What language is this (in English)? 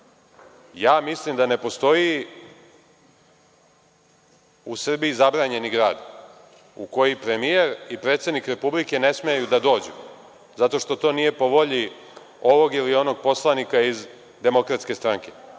Serbian